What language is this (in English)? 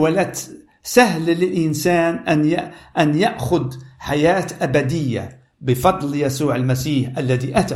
Arabic